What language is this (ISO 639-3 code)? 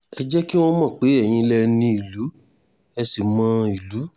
yor